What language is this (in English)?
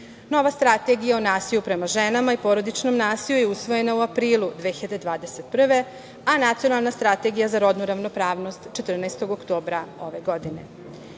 Serbian